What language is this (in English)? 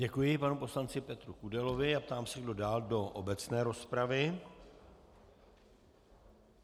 Czech